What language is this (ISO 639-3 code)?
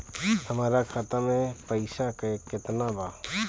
bho